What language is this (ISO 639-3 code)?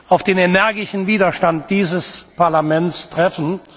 deu